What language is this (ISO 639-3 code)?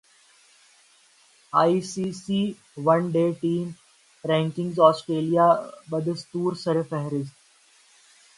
urd